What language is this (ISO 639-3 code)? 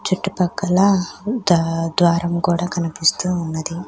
tel